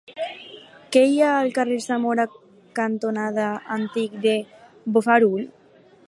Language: Catalan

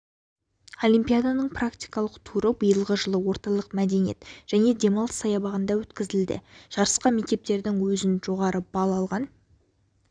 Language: Kazakh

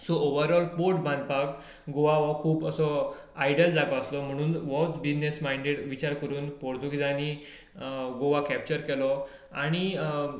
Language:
Konkani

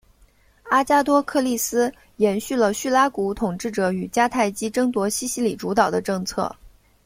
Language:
Chinese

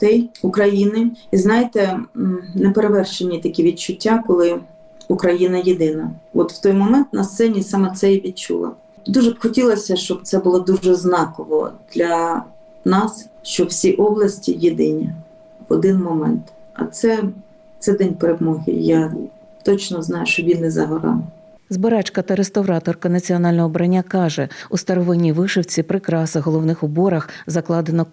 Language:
Ukrainian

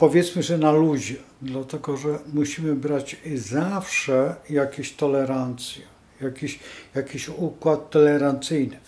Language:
Polish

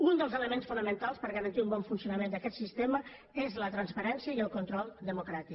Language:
Catalan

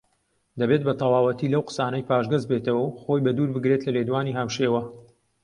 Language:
Central Kurdish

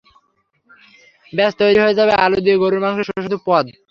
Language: Bangla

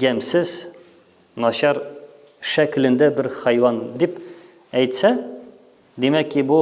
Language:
Turkish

